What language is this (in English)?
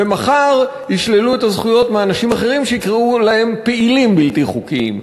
Hebrew